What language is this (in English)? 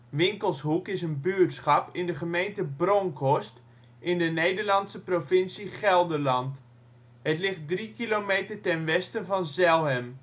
Dutch